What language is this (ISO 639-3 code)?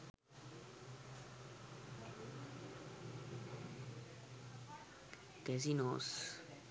sin